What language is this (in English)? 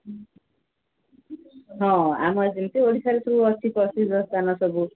Odia